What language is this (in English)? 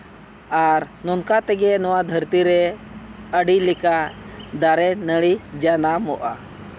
Santali